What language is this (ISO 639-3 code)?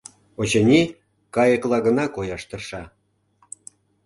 chm